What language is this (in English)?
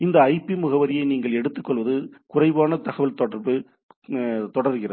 Tamil